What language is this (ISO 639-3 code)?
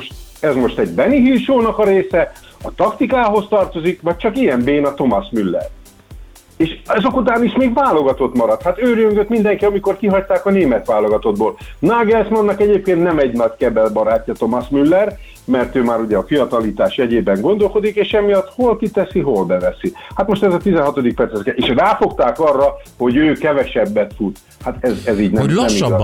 hun